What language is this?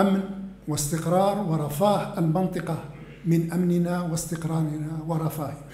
Arabic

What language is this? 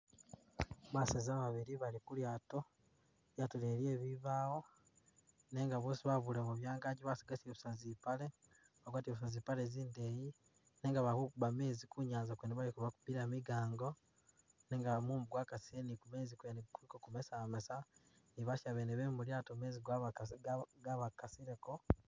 Masaaba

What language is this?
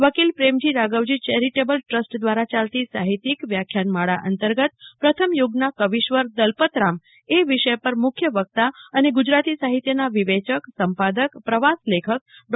Gujarati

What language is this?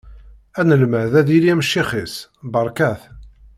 Kabyle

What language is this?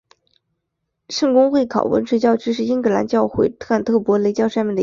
Chinese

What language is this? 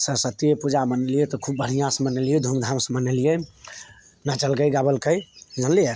Maithili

